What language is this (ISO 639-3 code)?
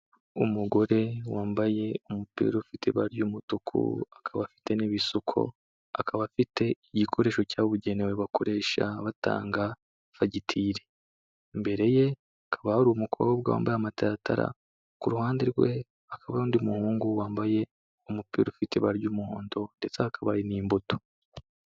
kin